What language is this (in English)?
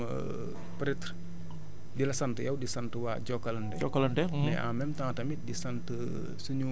Wolof